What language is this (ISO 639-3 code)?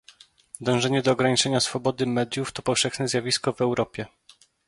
pol